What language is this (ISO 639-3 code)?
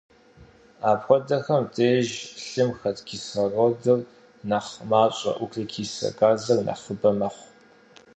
kbd